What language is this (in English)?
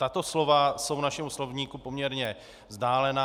Czech